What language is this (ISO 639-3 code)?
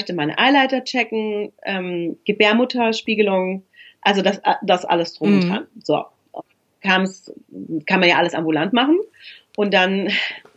deu